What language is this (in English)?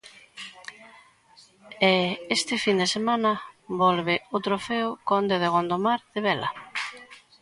Galician